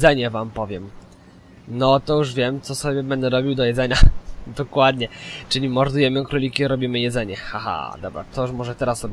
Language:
Polish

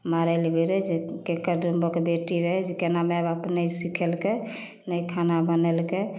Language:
Maithili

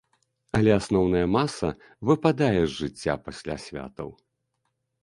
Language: Belarusian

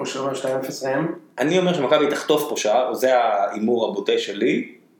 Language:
Hebrew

